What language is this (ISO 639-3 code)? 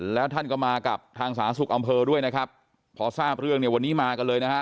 tha